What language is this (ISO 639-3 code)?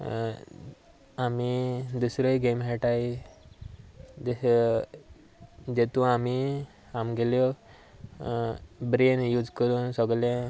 kok